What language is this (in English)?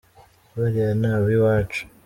Kinyarwanda